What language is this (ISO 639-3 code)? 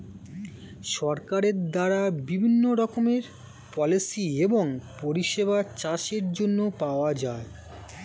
ben